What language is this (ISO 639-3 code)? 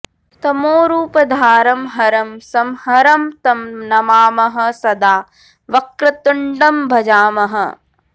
san